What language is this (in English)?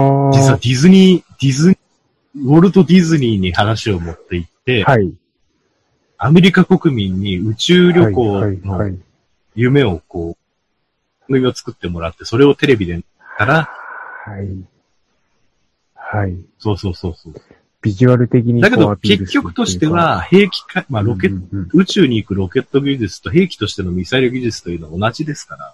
Japanese